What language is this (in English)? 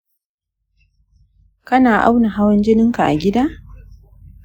Hausa